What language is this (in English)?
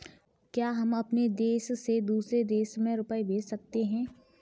Hindi